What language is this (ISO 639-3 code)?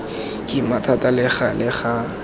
tsn